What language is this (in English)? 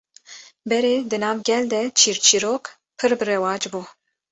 Kurdish